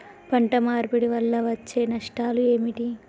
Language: Telugu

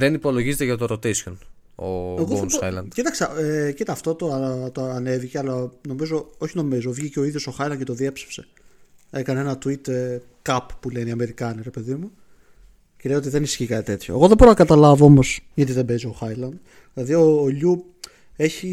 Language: Greek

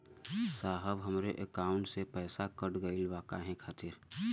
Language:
Bhojpuri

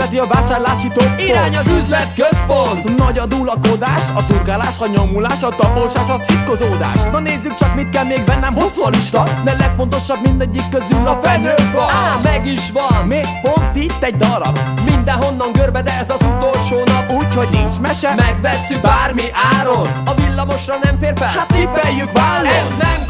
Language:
Hungarian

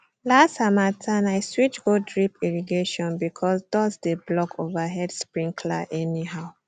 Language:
Nigerian Pidgin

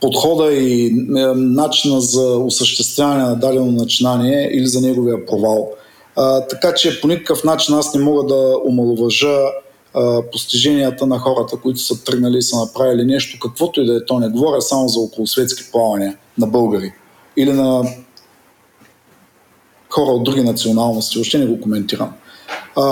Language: Bulgarian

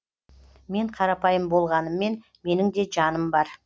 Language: Kazakh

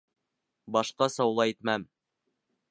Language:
Bashkir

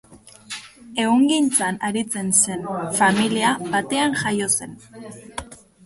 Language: Basque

